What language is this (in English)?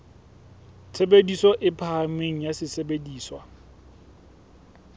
Southern Sotho